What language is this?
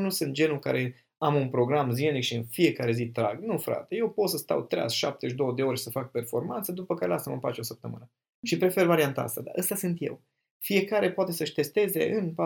Romanian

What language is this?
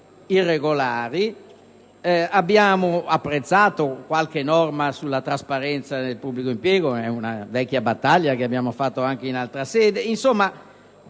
Italian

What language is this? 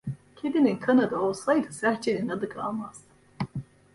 Turkish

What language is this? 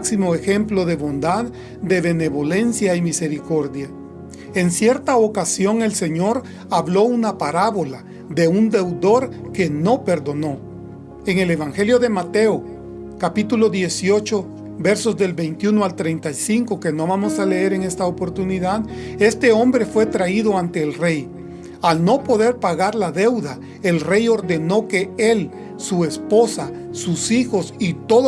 Spanish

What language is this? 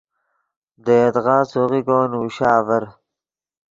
Yidgha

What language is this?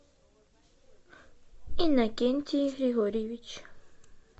Russian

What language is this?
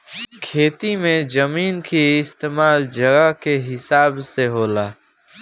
Bhojpuri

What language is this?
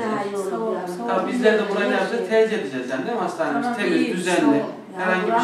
Turkish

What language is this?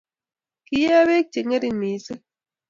Kalenjin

